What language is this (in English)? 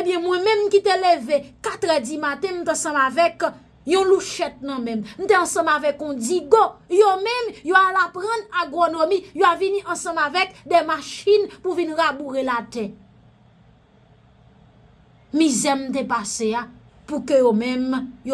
French